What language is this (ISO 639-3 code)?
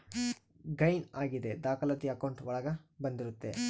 kan